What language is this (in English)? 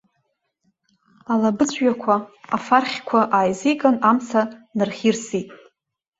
Abkhazian